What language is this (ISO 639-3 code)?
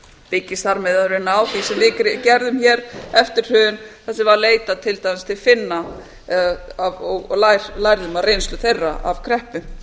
isl